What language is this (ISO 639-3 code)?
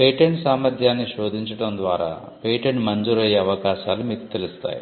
tel